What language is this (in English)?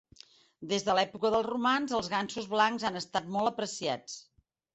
Catalan